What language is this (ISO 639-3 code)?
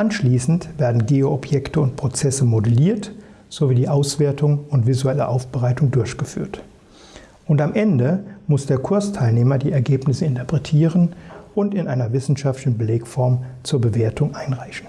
deu